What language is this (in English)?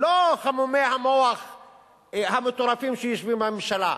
Hebrew